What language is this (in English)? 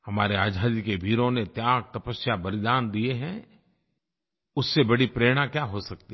Hindi